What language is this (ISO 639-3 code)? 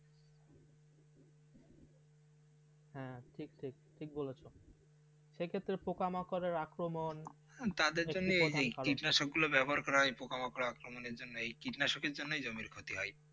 ben